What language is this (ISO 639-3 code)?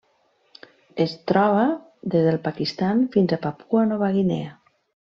cat